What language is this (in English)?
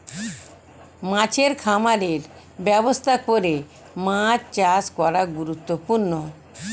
Bangla